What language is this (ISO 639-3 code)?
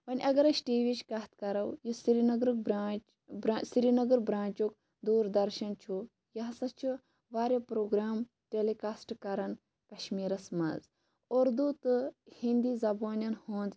kas